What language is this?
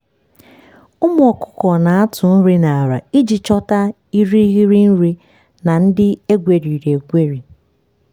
Igbo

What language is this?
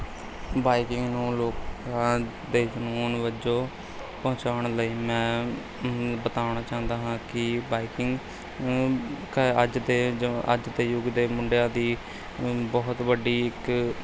Punjabi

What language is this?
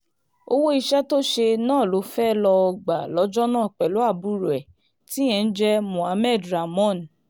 Yoruba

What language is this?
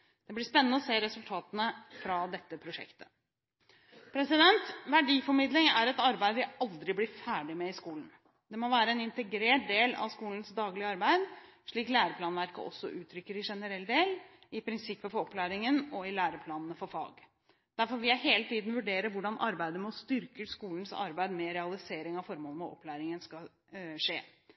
Norwegian Bokmål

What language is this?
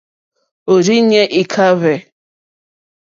Mokpwe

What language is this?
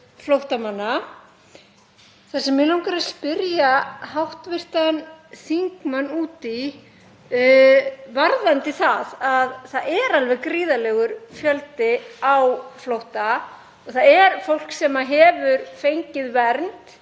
Icelandic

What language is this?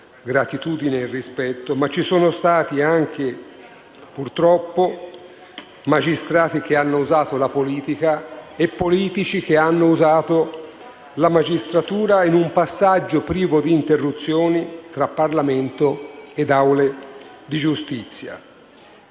Italian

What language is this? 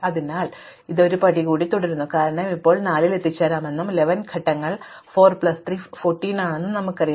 Malayalam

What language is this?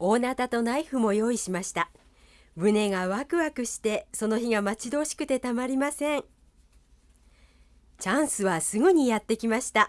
Japanese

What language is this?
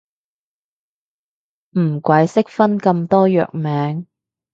Cantonese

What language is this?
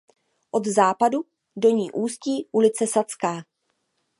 Czech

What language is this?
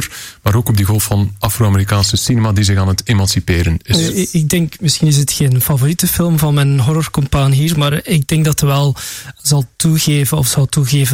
Dutch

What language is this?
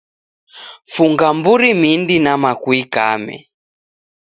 Taita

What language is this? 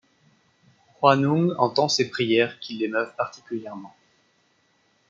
French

